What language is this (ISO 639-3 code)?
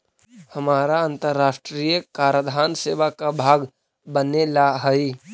mag